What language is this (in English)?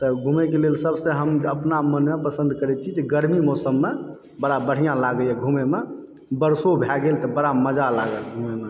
Maithili